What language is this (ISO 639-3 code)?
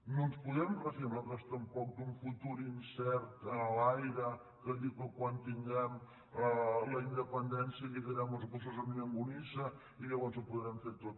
cat